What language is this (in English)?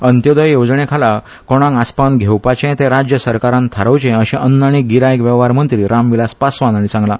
Konkani